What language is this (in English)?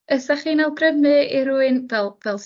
Welsh